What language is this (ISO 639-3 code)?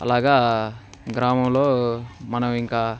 tel